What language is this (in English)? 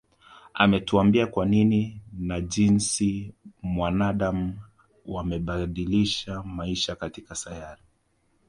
Swahili